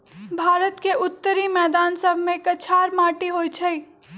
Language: Magahi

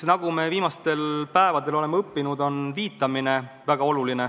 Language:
Estonian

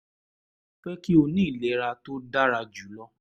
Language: Yoruba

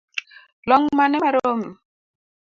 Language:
Luo (Kenya and Tanzania)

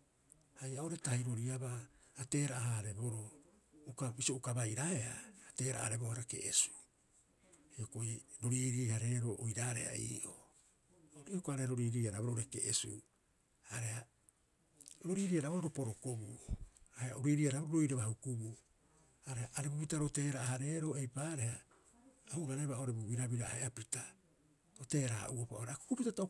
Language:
Rapoisi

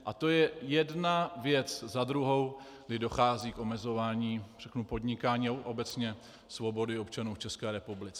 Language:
Czech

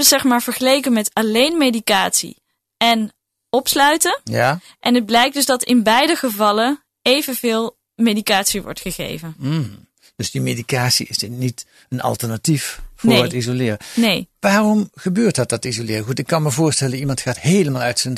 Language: Dutch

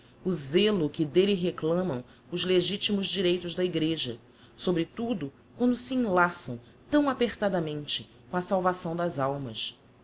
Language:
Portuguese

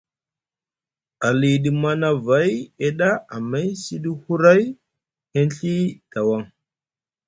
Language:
Musgu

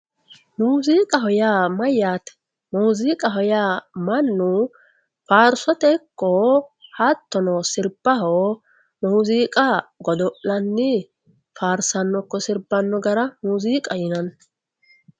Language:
Sidamo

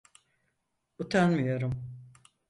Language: Turkish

